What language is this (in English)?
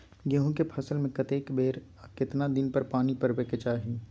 Maithili